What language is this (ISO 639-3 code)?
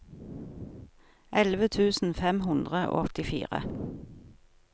nor